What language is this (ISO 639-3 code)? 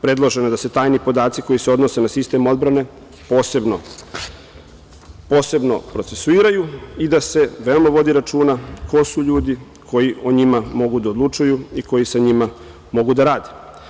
srp